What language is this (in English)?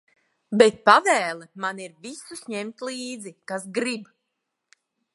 Latvian